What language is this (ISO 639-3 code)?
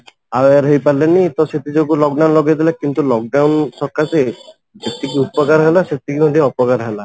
ori